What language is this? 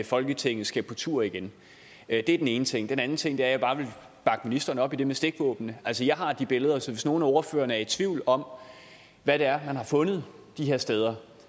Danish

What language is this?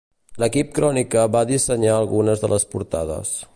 Catalan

